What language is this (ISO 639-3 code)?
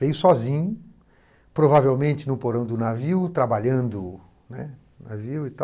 por